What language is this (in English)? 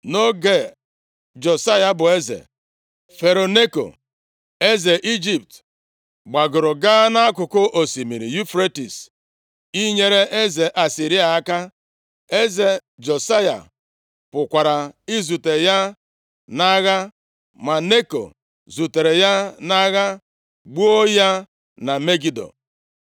Igbo